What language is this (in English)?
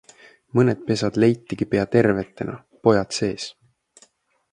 Estonian